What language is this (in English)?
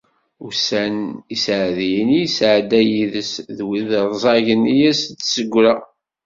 Kabyle